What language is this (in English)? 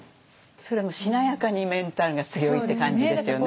Japanese